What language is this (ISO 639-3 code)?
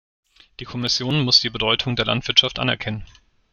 deu